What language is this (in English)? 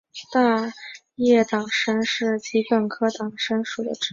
Chinese